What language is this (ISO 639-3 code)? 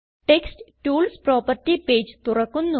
mal